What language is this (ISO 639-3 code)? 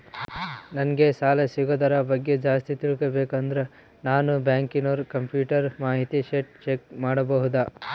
kan